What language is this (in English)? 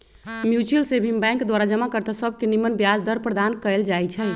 Magahi